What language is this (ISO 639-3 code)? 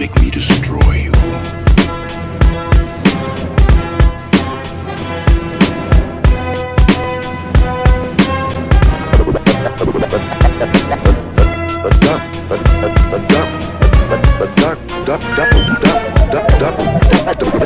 eng